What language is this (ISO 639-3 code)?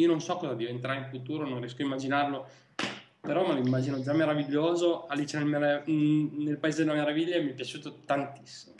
ita